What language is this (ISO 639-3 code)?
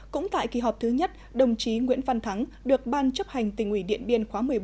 vie